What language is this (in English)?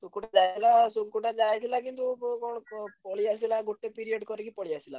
Odia